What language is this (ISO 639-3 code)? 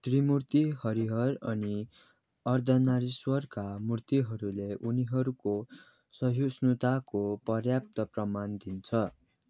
nep